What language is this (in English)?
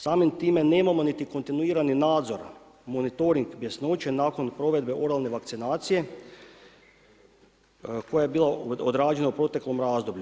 Croatian